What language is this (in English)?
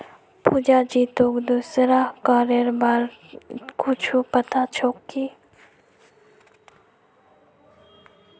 Magahi